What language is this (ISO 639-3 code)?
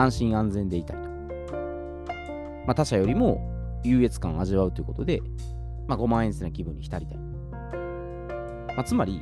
jpn